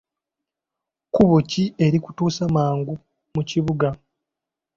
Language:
Ganda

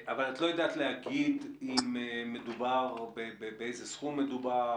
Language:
Hebrew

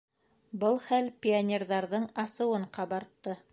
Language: Bashkir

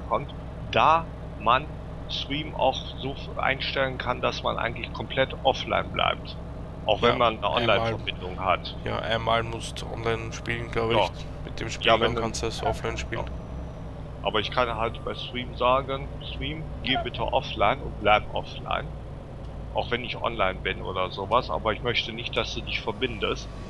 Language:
German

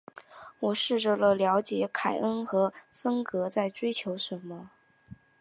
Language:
Chinese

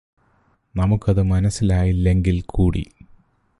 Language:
Malayalam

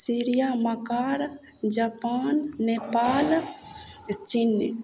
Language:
Maithili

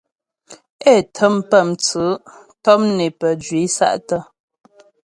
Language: Ghomala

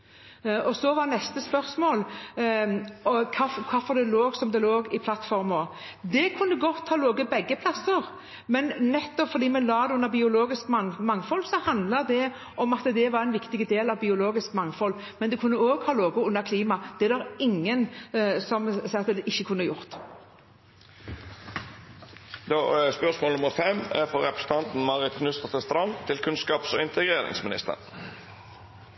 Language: Norwegian Bokmål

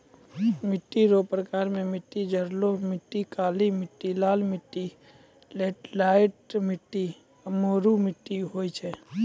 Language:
Maithili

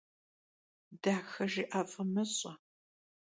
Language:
Kabardian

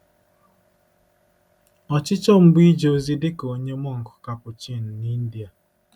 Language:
Igbo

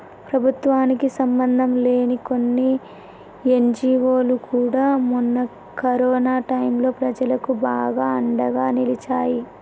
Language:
Telugu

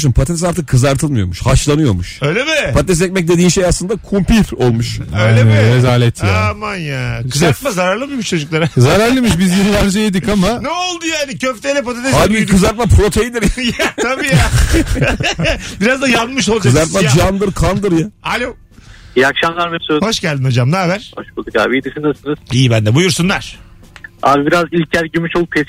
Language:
Turkish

